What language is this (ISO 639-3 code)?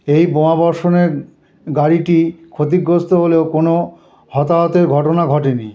ben